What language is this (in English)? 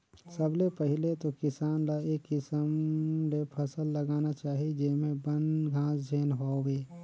Chhattisgarhi